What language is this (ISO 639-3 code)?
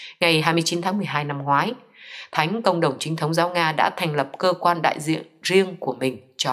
vie